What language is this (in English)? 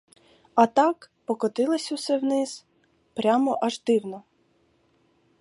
Ukrainian